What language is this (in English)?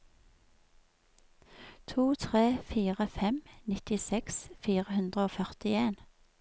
Norwegian